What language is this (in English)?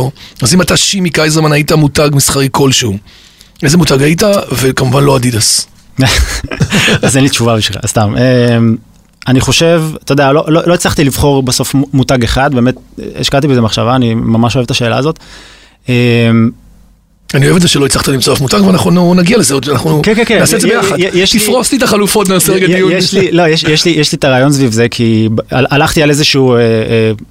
Hebrew